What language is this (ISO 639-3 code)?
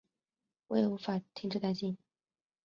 zho